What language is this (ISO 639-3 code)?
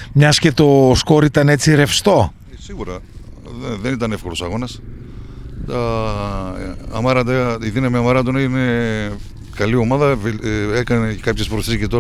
ell